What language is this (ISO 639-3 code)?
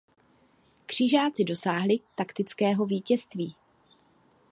ces